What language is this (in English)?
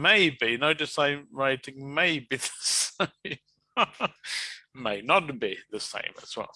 English